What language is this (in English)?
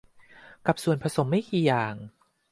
Thai